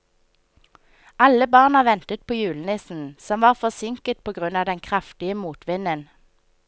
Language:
Norwegian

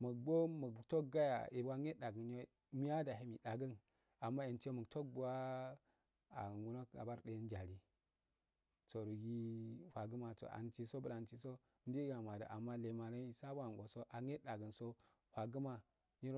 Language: Afade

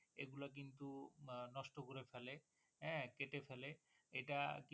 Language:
Bangla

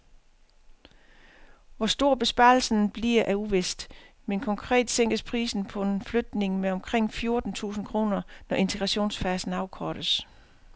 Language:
Danish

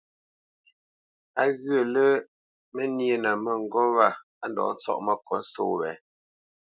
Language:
Bamenyam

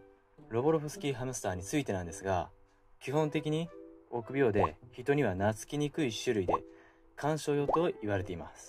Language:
Japanese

